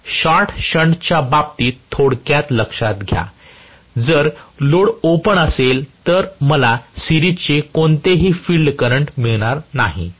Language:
Marathi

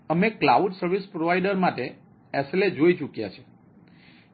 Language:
Gujarati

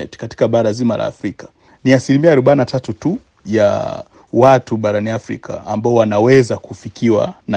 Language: Swahili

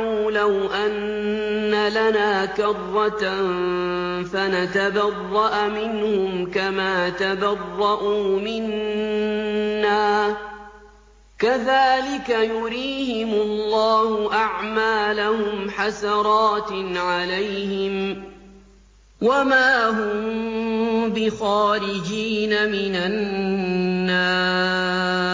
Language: Arabic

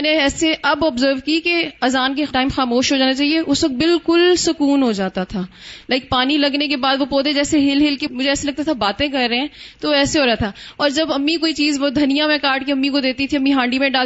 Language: Urdu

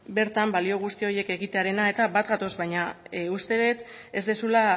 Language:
Basque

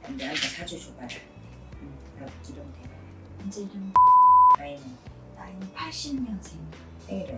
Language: Korean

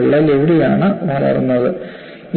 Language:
Malayalam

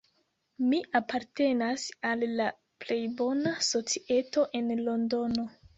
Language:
Esperanto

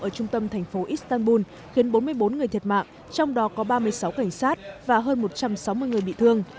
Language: Vietnamese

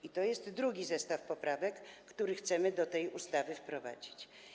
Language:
Polish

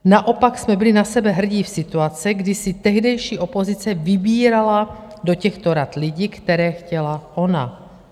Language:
Czech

